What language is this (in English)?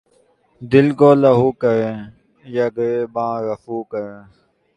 Urdu